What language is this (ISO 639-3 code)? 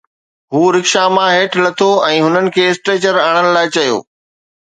snd